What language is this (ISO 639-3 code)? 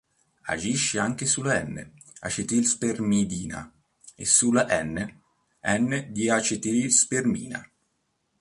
ita